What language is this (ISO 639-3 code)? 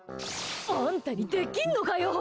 jpn